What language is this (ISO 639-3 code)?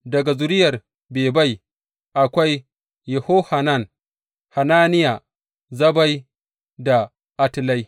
hau